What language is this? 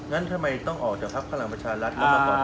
Thai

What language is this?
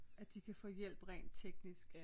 Danish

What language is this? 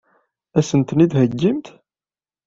Kabyle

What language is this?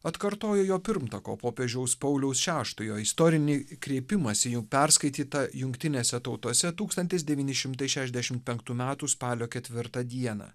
Lithuanian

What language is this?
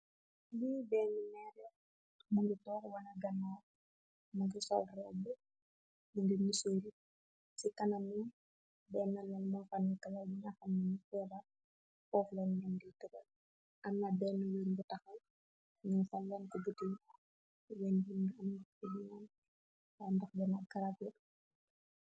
Wolof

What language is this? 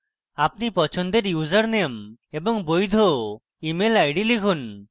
Bangla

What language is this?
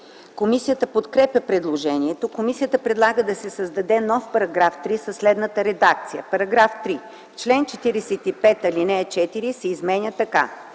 Bulgarian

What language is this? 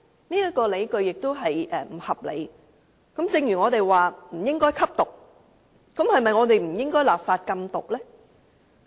Cantonese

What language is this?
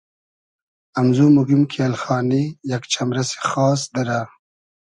Hazaragi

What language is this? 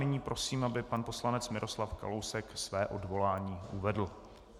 Czech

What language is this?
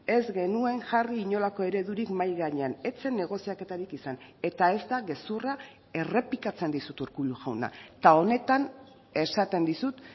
Basque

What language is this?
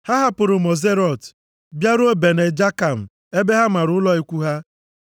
Igbo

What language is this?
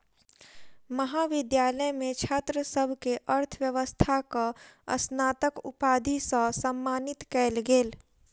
Maithili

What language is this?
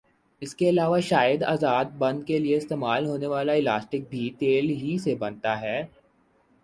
Urdu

